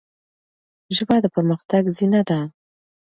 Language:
Pashto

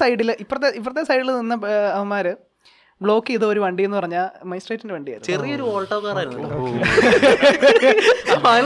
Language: Malayalam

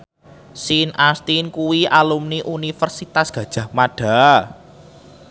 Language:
Javanese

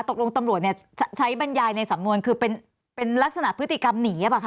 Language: Thai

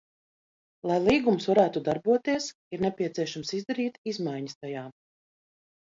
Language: Latvian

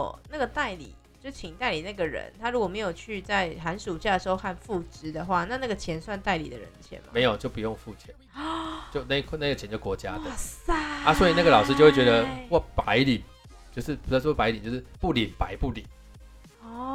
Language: Chinese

